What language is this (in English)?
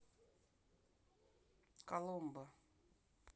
Russian